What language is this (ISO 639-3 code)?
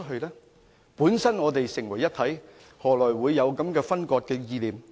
yue